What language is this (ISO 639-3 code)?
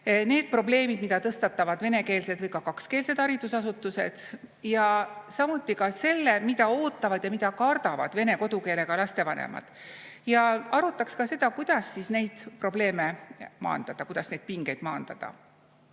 est